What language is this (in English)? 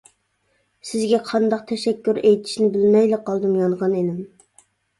Uyghur